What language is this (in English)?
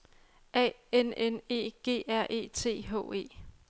Danish